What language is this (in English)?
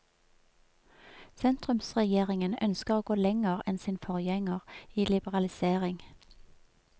Norwegian